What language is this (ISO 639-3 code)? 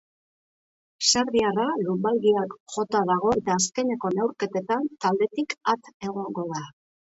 eus